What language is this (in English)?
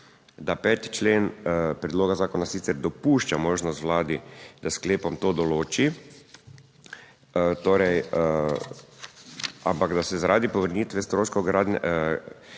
Slovenian